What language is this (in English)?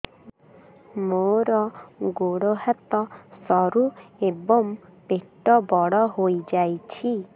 Odia